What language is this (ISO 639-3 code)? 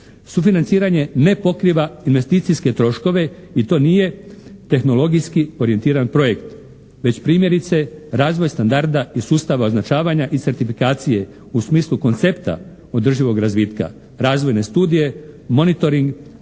hrv